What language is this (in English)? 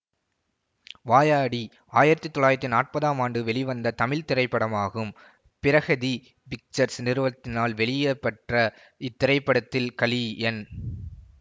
Tamil